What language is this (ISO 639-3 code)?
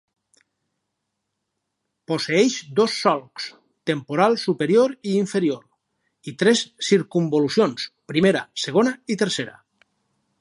cat